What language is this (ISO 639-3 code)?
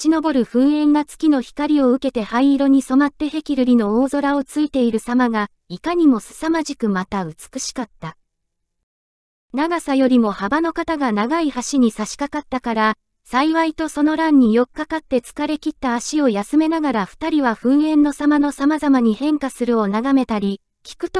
jpn